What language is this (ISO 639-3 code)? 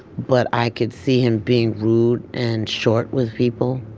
eng